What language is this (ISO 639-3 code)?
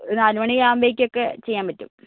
mal